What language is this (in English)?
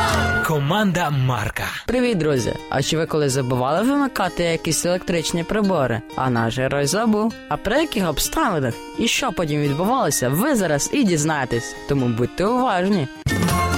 Ukrainian